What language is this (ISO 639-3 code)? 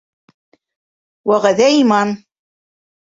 bak